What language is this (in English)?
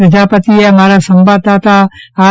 Gujarati